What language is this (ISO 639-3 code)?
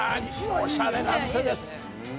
jpn